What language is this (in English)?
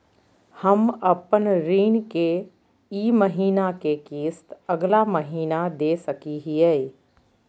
Magahi